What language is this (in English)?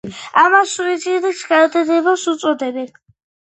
Georgian